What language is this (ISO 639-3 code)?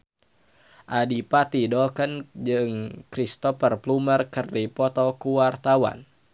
sun